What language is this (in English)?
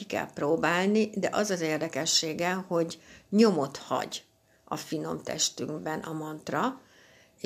Hungarian